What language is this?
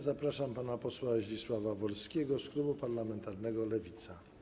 Polish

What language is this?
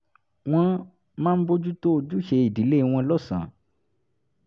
Yoruba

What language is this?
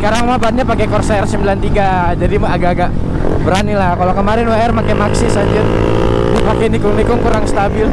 Indonesian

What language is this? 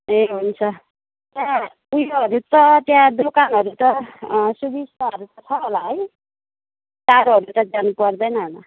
Nepali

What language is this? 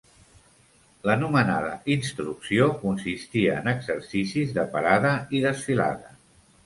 Catalan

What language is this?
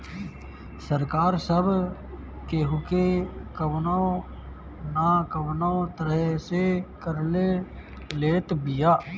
Bhojpuri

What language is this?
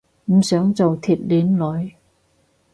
Cantonese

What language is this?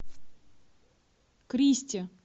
Russian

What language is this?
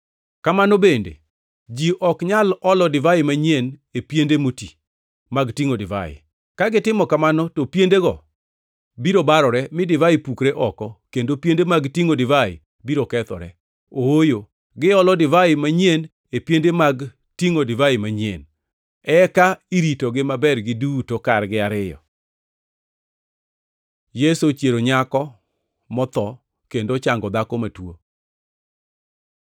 Luo (Kenya and Tanzania)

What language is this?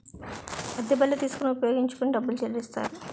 Telugu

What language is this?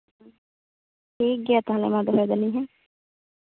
Santali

